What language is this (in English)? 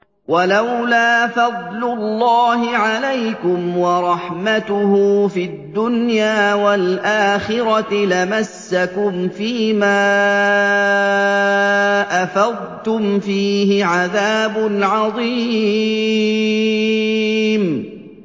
Arabic